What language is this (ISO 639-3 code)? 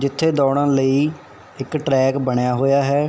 pan